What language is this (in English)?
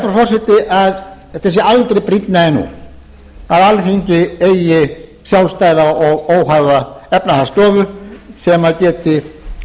Icelandic